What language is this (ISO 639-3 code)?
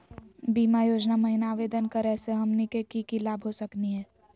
mag